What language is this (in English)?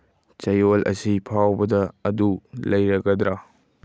Manipuri